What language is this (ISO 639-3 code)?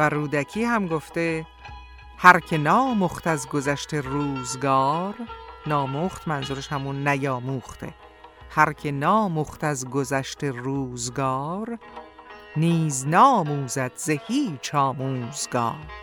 fas